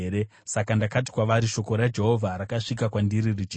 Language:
Shona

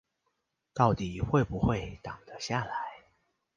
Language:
Chinese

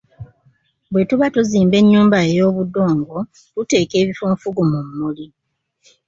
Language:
Ganda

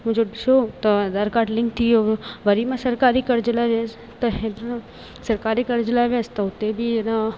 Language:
Sindhi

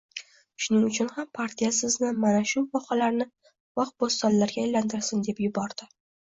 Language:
Uzbek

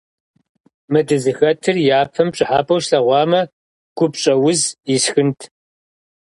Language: Kabardian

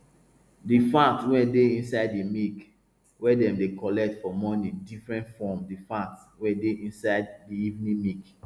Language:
Nigerian Pidgin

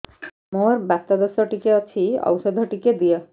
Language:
Odia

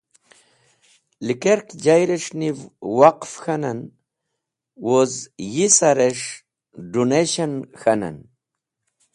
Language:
Wakhi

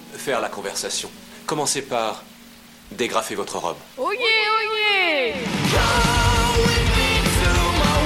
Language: French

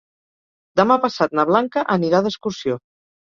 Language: Catalan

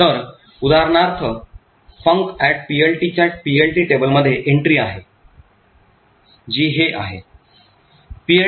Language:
Marathi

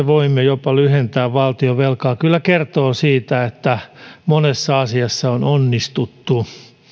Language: Finnish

